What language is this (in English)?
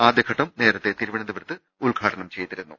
Malayalam